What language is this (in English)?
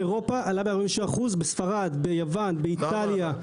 Hebrew